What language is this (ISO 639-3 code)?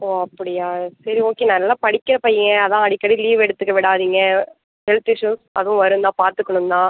tam